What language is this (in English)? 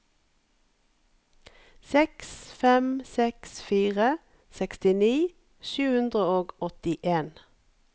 Norwegian